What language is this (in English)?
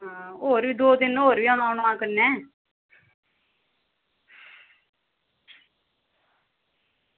Dogri